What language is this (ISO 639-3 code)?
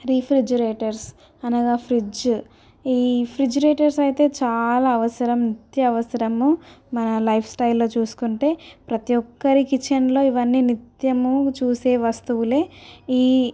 tel